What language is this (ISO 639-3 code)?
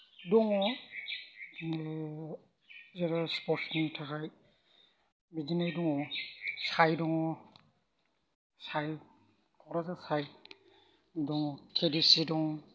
brx